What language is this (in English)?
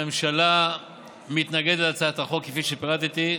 Hebrew